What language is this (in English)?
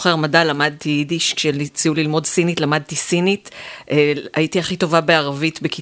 Hebrew